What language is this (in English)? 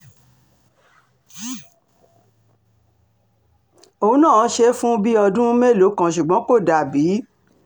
Yoruba